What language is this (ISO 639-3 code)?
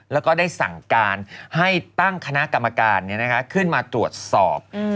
tha